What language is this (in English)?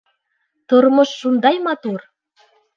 Bashkir